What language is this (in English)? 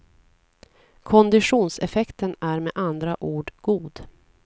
Swedish